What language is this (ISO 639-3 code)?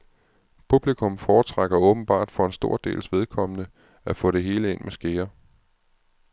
dan